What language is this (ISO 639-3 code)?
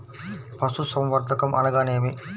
tel